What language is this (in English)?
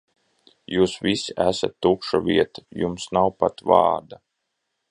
Latvian